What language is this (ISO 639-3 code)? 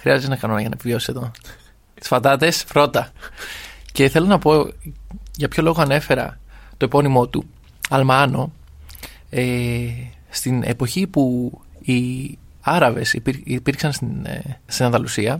ell